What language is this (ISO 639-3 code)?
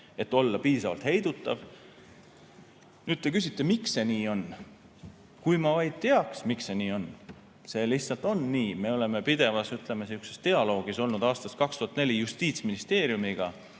est